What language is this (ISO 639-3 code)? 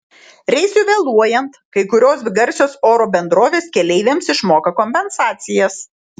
lit